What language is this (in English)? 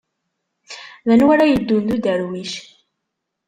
Kabyle